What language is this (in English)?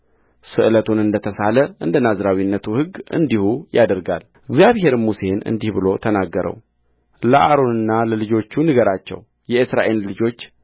Amharic